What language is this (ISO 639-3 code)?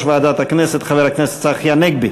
heb